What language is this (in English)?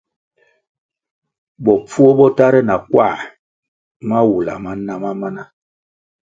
Kwasio